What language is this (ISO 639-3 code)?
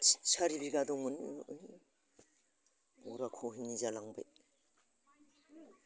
brx